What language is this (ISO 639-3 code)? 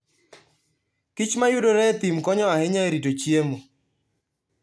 luo